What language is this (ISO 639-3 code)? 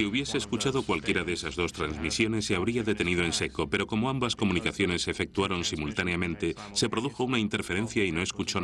spa